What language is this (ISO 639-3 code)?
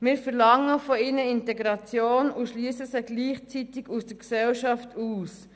gsw